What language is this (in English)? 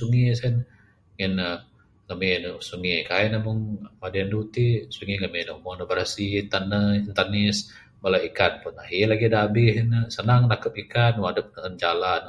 Bukar-Sadung Bidayuh